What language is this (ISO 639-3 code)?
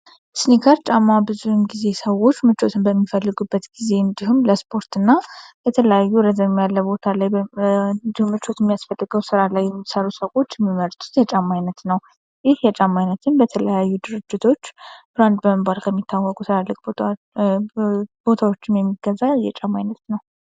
amh